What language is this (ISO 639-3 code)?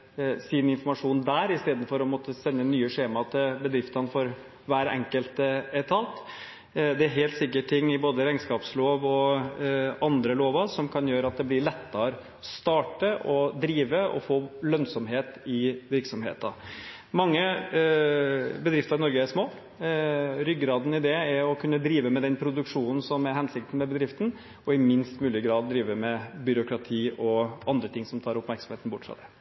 nob